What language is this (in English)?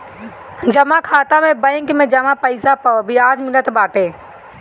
Bhojpuri